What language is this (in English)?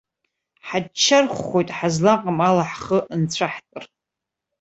Abkhazian